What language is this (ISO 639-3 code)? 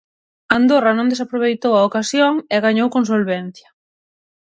glg